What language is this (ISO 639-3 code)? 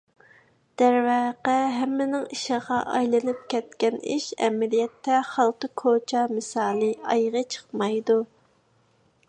uig